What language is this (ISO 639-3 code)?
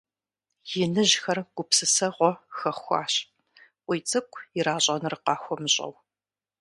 kbd